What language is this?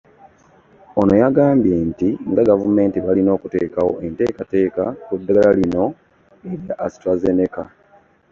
Ganda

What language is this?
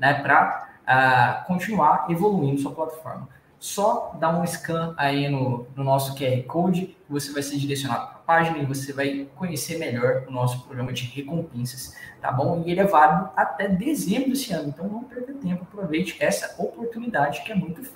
Portuguese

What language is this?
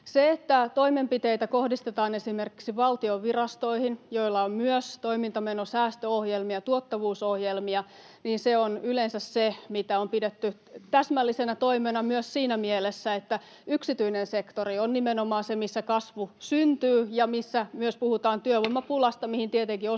Finnish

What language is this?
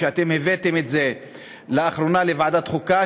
Hebrew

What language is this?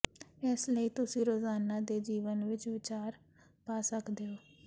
Punjabi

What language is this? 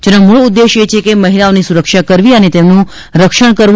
Gujarati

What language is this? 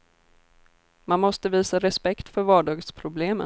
Swedish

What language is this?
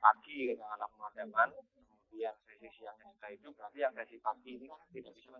Indonesian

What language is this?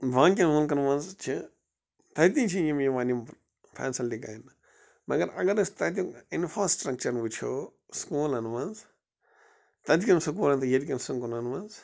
Kashmiri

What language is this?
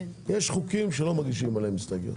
Hebrew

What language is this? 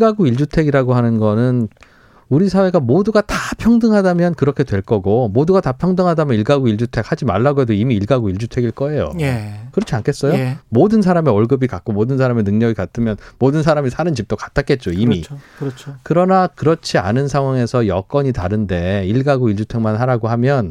Korean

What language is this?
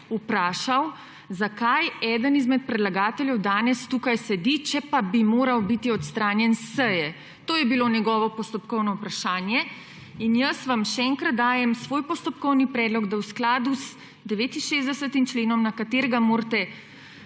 Slovenian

